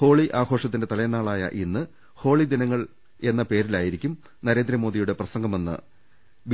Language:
Malayalam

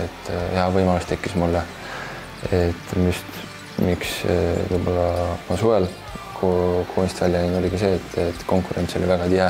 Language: Italian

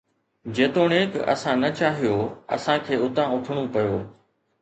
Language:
Sindhi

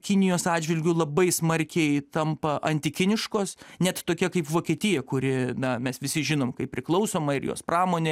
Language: Lithuanian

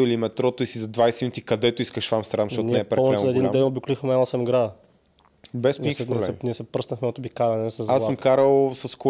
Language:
Bulgarian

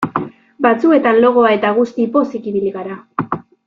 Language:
Basque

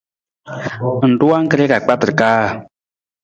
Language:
Nawdm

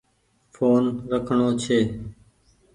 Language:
Goaria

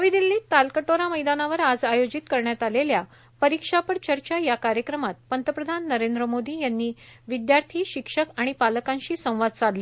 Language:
Marathi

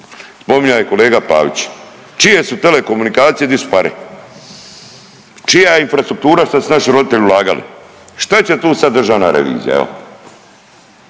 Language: Croatian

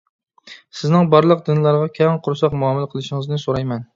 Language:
Uyghur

